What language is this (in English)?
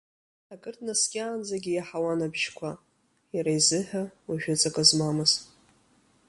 Abkhazian